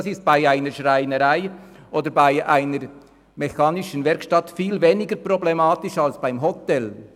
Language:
Swiss German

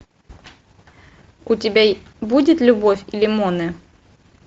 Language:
Russian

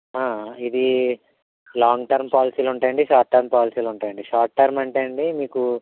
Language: Telugu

